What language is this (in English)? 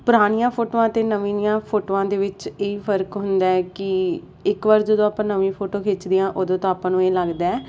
Punjabi